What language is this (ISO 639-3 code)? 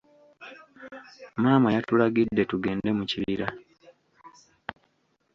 lug